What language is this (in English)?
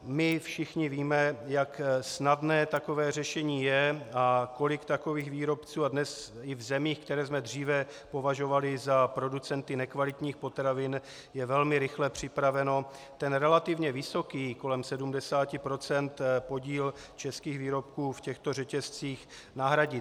Czech